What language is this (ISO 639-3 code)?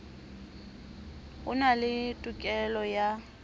sot